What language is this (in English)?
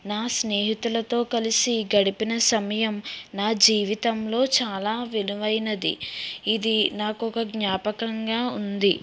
Telugu